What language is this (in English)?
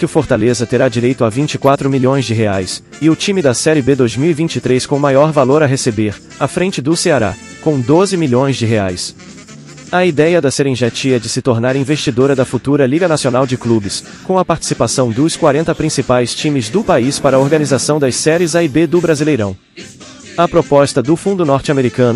Portuguese